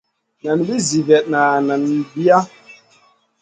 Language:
Masana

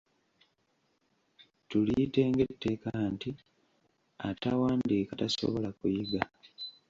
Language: Ganda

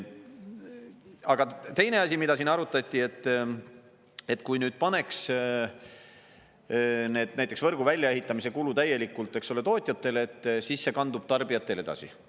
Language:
Estonian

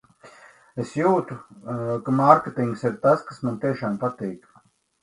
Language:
Latvian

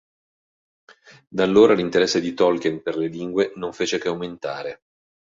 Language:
Italian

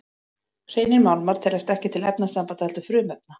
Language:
Icelandic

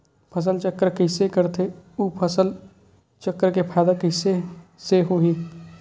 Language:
Chhattisgarhi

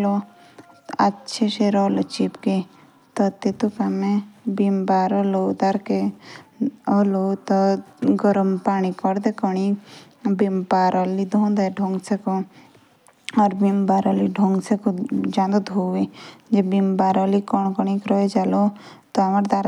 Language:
Jaunsari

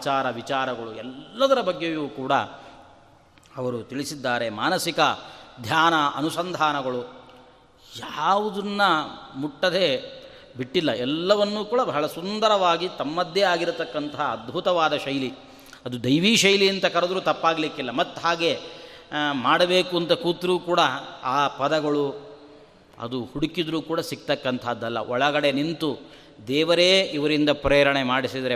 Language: Kannada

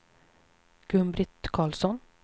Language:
Swedish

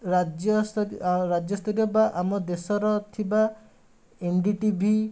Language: Odia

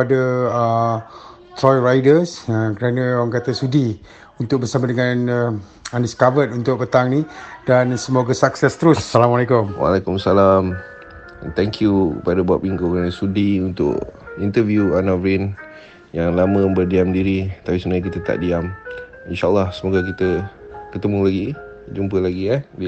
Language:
Malay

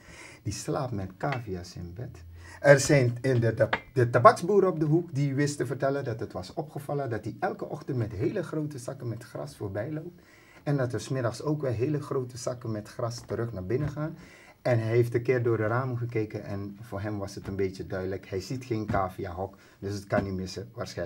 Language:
Dutch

